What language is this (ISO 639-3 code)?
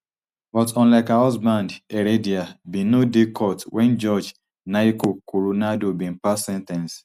pcm